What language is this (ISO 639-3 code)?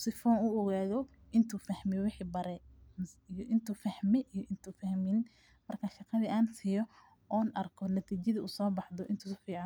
som